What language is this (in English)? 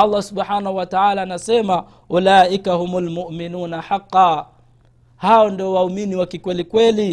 Swahili